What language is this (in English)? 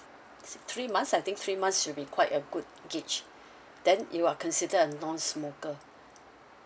English